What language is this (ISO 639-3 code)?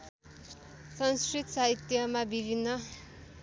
nep